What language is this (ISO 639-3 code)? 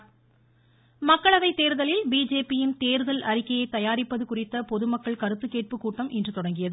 tam